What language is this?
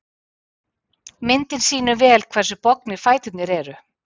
Icelandic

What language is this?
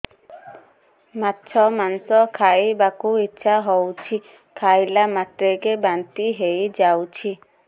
Odia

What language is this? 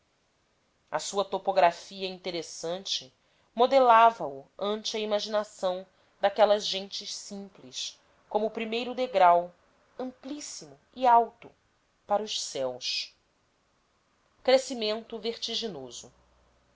Portuguese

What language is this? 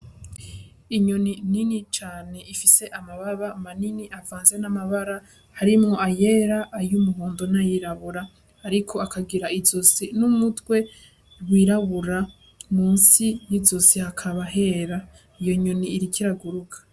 Rundi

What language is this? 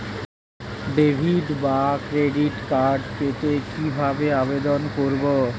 Bangla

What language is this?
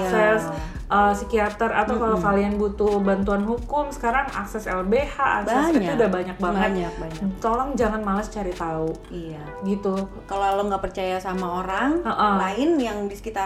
Indonesian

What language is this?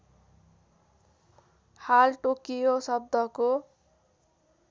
Nepali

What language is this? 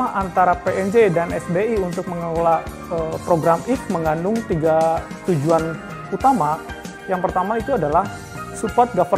Indonesian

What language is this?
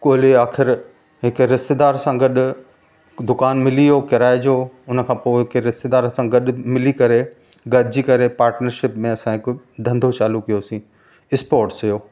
Sindhi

